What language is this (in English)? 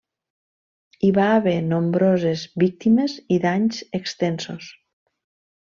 Catalan